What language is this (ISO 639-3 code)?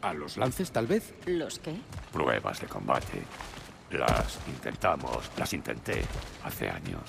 spa